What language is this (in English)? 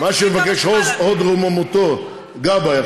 Hebrew